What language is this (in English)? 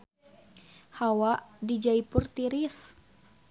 Sundanese